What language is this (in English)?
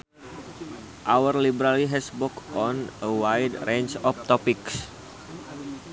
Sundanese